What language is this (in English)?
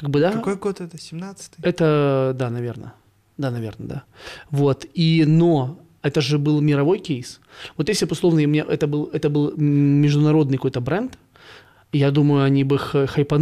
Russian